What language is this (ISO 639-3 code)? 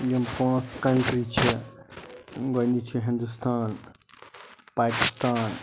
kas